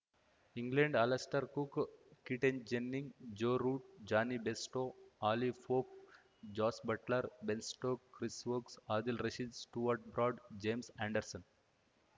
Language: Kannada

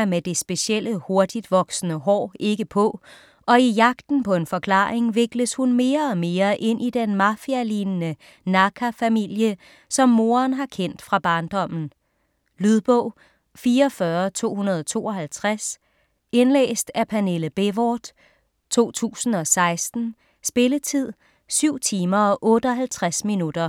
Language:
Danish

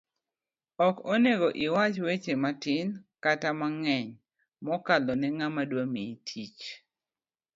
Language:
Luo (Kenya and Tanzania)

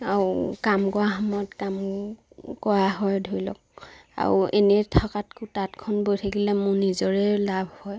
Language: Assamese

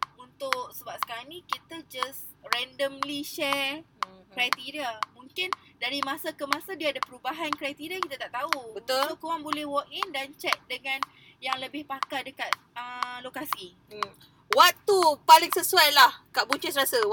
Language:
Malay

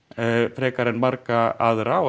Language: Icelandic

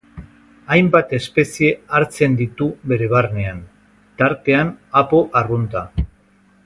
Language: Basque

